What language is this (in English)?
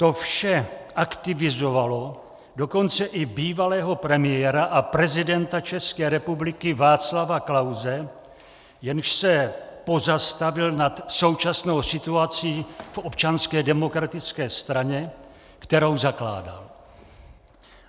Czech